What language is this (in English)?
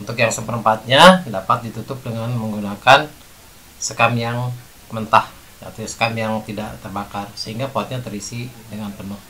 Indonesian